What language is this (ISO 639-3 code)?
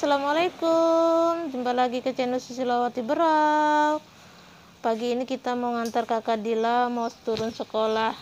ind